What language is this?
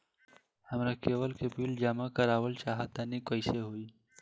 Bhojpuri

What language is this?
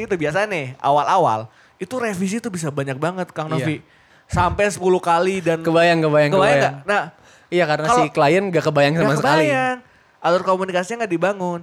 Indonesian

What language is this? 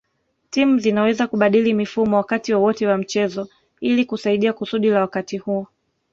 Swahili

